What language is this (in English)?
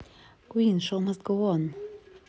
Russian